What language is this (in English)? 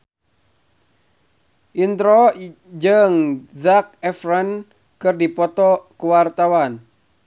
Sundanese